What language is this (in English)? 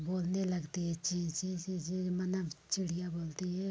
Hindi